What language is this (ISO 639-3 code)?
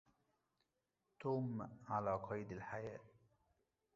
ara